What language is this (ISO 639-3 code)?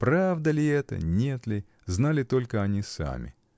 rus